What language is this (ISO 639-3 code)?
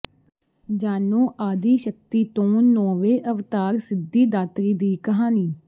pan